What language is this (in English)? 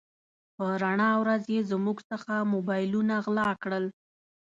Pashto